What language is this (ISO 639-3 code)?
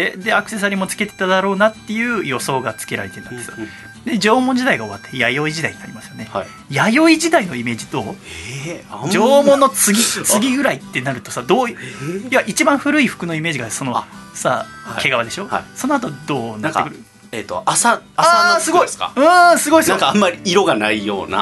jpn